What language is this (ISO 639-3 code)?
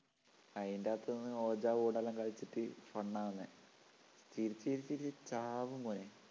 mal